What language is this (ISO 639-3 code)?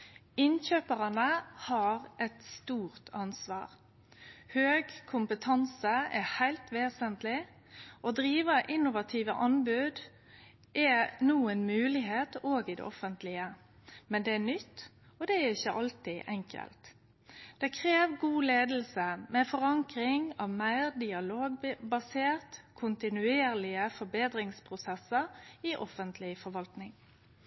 nno